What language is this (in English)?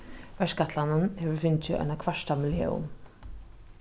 Faroese